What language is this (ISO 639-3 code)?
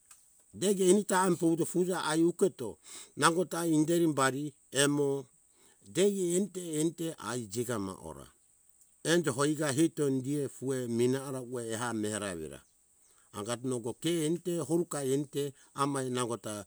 hkk